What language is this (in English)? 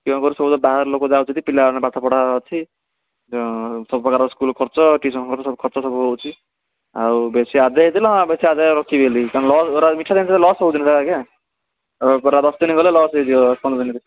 Odia